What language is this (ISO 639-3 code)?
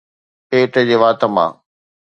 snd